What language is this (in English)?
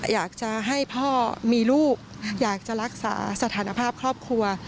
Thai